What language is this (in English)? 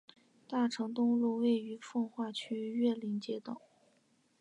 Chinese